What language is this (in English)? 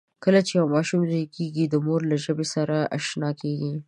Pashto